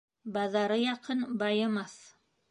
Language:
Bashkir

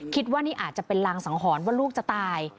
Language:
Thai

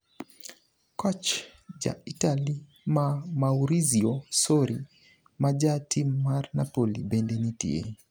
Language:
Luo (Kenya and Tanzania)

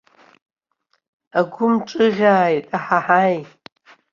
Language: Abkhazian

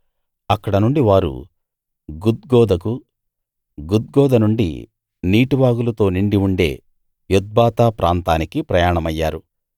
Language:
Telugu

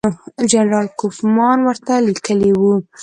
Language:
Pashto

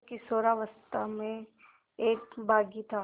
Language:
Hindi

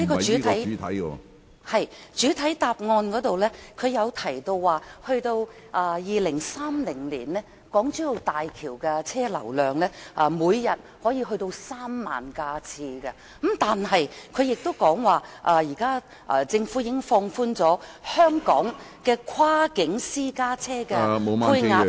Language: Cantonese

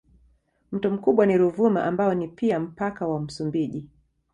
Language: Swahili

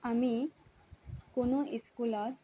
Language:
Assamese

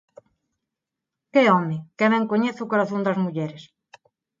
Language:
Galician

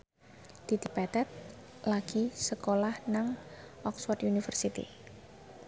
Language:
Javanese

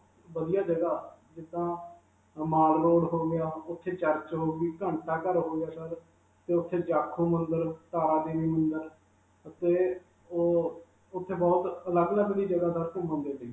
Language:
Punjabi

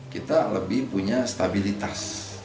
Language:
Indonesian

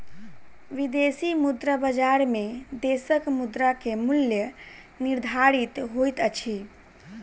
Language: Maithili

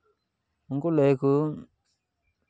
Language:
Santali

